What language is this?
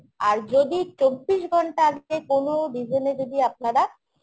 Bangla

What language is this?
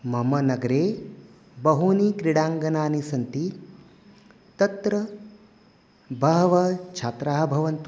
Sanskrit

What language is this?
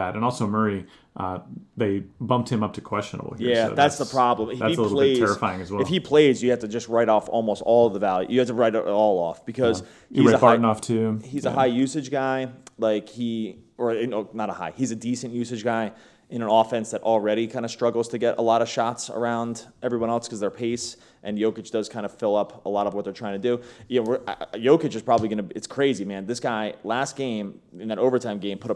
English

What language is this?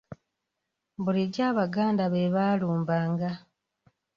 Ganda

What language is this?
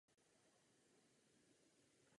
Czech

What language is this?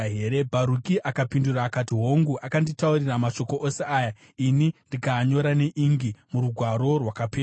Shona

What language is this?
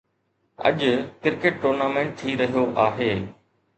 Sindhi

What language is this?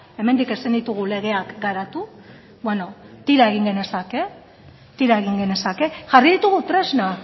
Basque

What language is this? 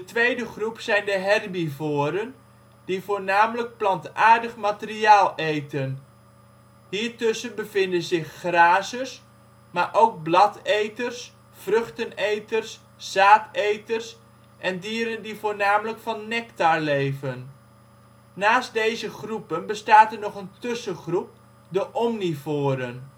Dutch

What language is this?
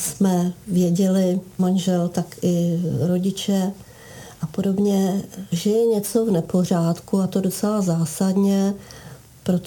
Czech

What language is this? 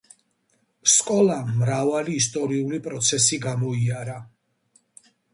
Georgian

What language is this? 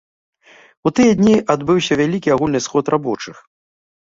Belarusian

